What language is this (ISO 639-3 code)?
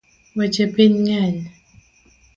luo